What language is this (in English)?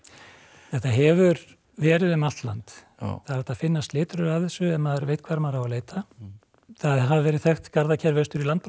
Icelandic